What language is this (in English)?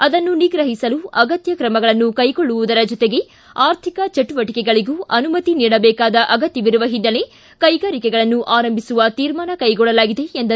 Kannada